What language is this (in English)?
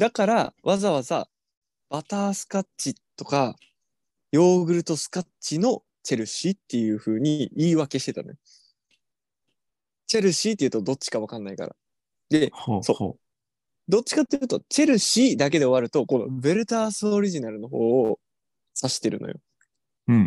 Japanese